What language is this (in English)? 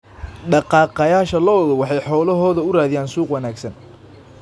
Somali